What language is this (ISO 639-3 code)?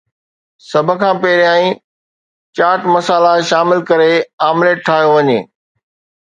snd